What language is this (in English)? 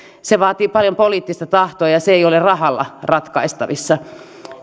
Finnish